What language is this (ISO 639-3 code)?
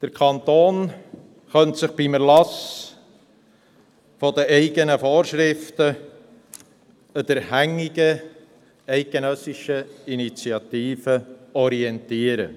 gsw